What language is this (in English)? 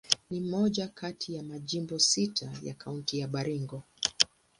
Swahili